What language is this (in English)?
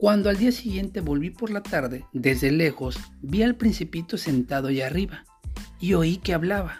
Spanish